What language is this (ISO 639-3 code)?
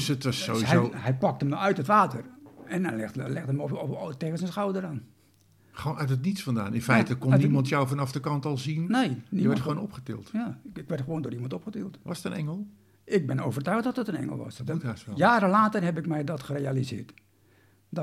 nld